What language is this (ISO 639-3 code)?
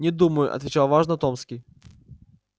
rus